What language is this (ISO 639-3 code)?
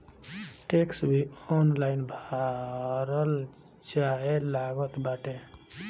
bho